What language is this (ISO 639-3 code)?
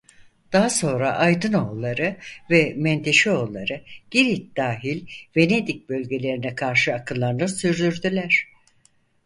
tur